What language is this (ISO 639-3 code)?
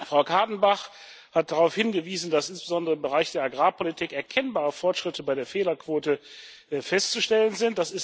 deu